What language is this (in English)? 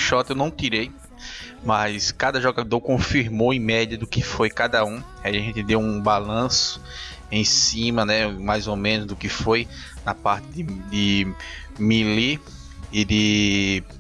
Portuguese